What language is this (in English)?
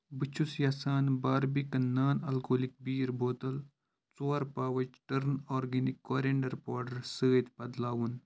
Kashmiri